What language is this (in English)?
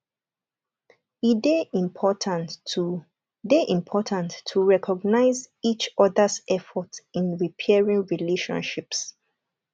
Nigerian Pidgin